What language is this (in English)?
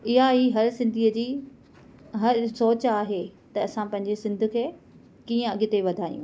Sindhi